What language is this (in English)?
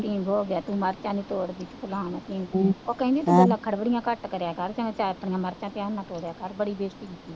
Punjabi